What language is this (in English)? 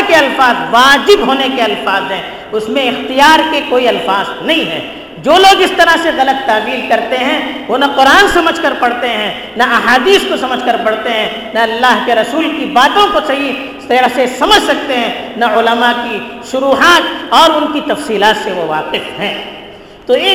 Urdu